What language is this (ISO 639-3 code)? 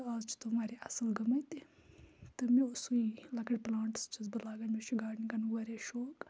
kas